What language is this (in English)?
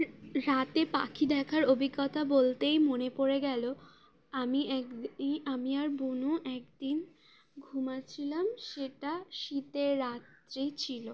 Bangla